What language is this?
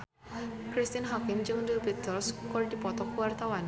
Sundanese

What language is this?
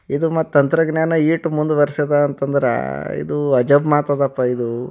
Kannada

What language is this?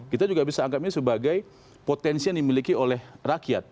Indonesian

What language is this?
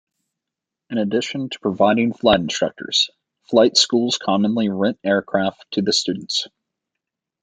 English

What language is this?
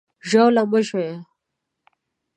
Pashto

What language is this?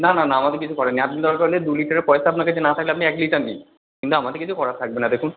Bangla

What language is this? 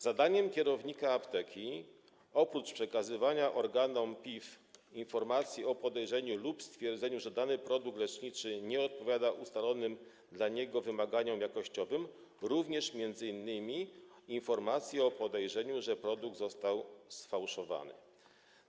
Polish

